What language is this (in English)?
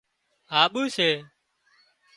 Wadiyara Koli